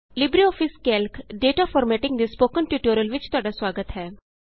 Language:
Punjabi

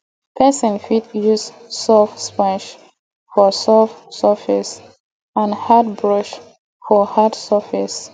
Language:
Nigerian Pidgin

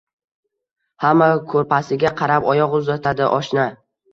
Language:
Uzbek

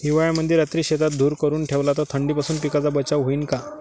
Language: Marathi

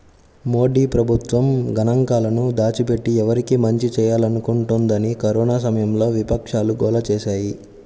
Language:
Telugu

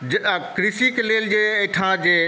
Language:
Maithili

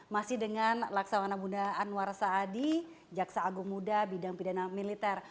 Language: Indonesian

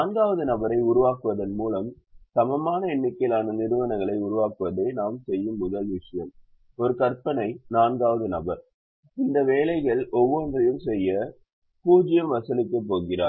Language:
Tamil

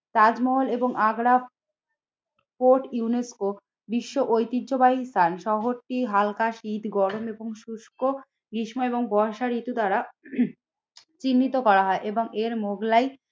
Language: Bangla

